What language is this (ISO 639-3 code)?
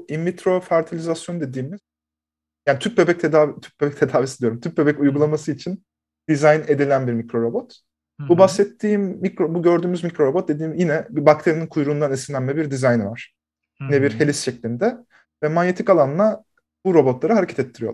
tur